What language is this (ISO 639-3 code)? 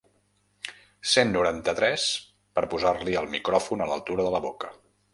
cat